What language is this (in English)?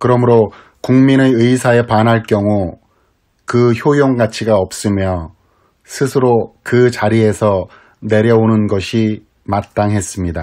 Korean